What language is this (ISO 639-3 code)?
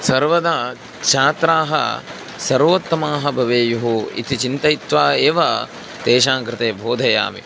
san